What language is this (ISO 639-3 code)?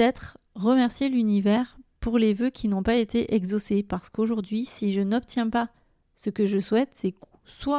fra